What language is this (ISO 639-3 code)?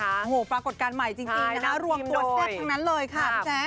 tha